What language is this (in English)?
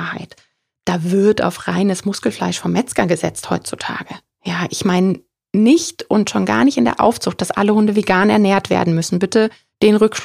German